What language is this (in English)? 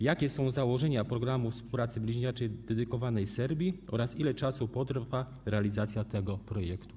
Polish